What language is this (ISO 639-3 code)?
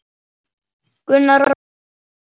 isl